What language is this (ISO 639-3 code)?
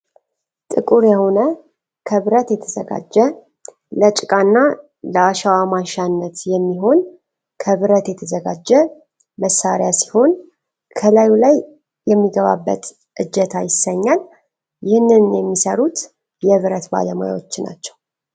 amh